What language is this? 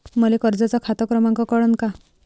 Marathi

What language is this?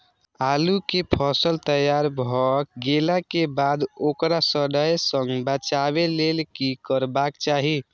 Maithili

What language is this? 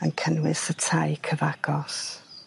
Welsh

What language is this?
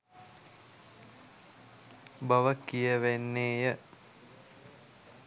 Sinhala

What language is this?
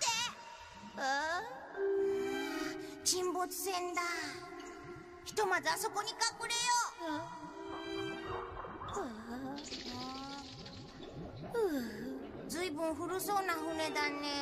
Japanese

